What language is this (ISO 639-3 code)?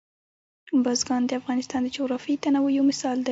pus